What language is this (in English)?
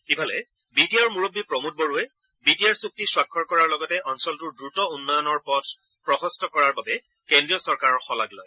Assamese